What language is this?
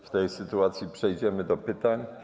Polish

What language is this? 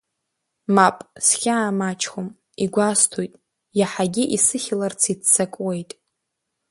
Abkhazian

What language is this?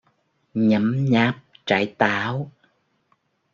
Vietnamese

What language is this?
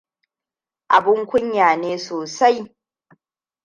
Hausa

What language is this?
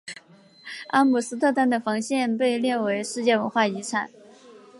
Chinese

